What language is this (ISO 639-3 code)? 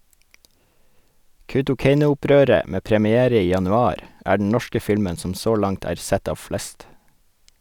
nor